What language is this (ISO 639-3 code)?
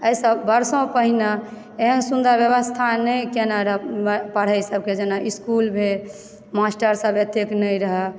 mai